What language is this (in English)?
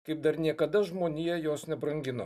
Lithuanian